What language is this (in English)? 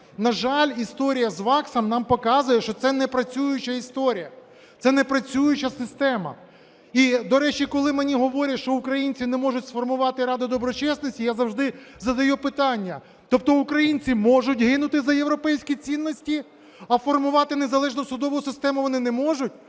Ukrainian